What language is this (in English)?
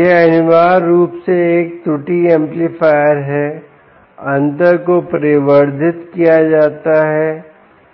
Hindi